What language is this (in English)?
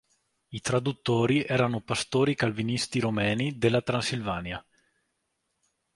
Italian